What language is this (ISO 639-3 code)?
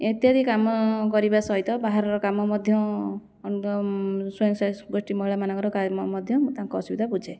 ori